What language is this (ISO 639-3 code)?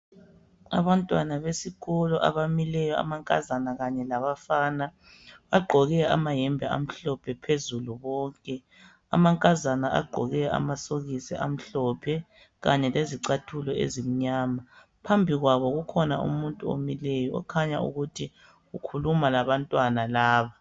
nde